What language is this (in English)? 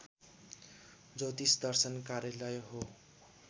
Nepali